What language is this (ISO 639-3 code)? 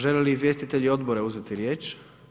hrv